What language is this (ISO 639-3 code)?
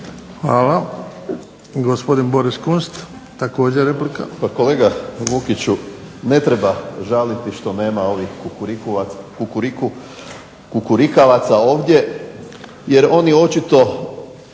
hrv